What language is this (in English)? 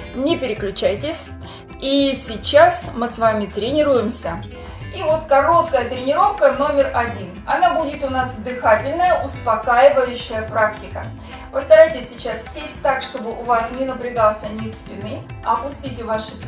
Russian